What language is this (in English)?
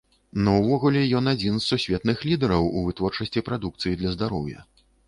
Belarusian